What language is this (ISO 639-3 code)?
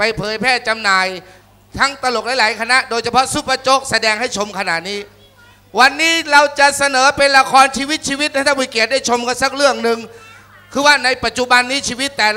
tha